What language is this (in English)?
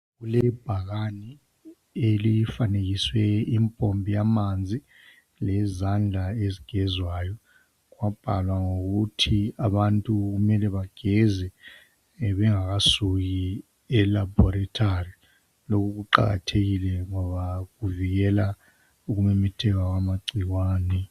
North Ndebele